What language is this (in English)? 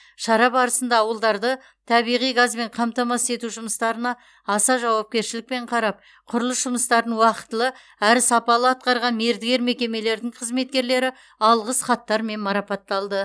Kazakh